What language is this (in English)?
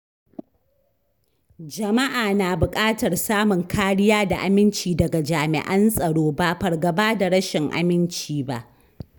Hausa